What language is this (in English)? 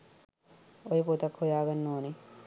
Sinhala